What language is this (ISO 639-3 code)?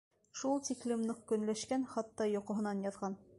bak